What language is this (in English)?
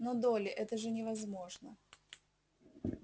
Russian